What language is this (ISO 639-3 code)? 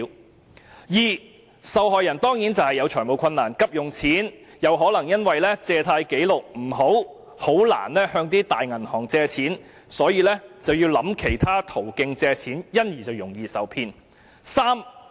yue